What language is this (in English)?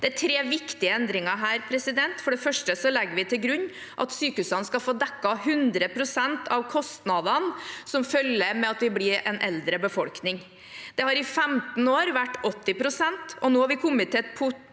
Norwegian